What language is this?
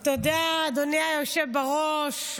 Hebrew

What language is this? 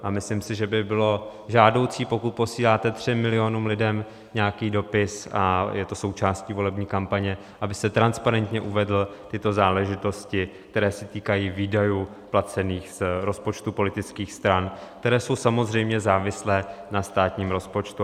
Czech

